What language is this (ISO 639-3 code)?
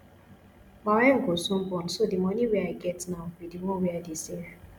pcm